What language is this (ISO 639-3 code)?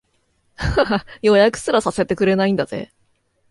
jpn